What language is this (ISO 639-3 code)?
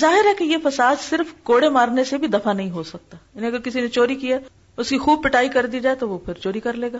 urd